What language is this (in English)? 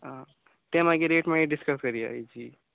Konkani